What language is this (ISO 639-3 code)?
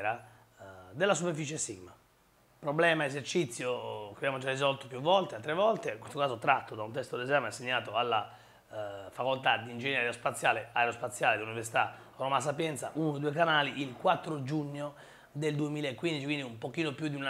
ita